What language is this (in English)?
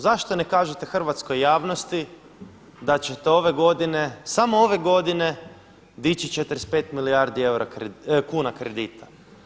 Croatian